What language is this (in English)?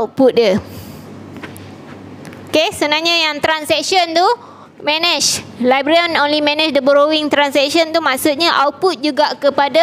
Malay